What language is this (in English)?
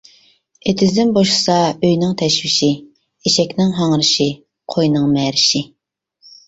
Uyghur